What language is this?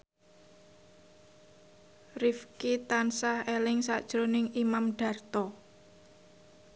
Javanese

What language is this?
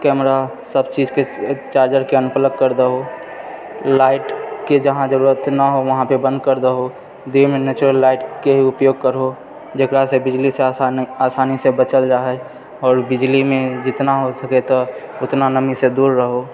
Maithili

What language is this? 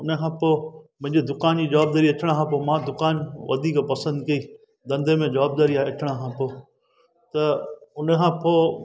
Sindhi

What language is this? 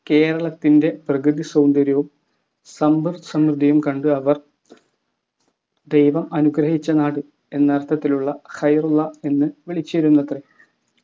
Malayalam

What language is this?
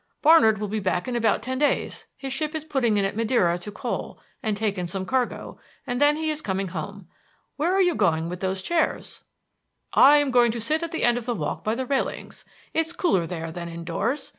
English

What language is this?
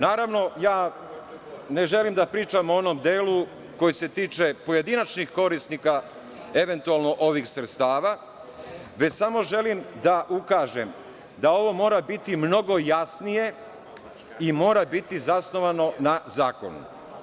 Serbian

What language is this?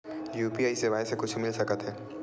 Chhattisgarhi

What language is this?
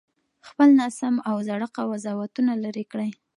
Pashto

